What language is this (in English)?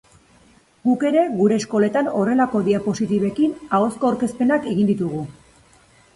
Basque